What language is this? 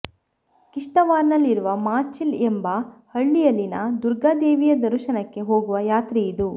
Kannada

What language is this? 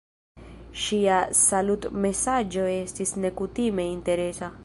Esperanto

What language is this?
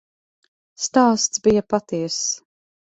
Latvian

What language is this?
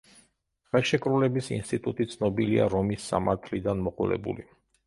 Georgian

